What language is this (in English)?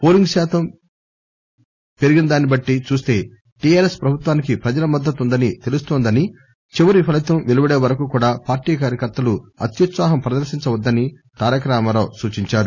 Telugu